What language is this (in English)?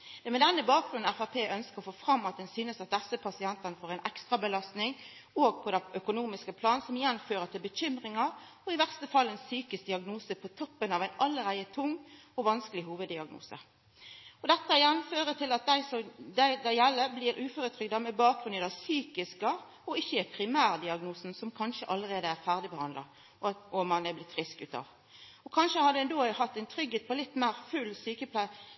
Norwegian Nynorsk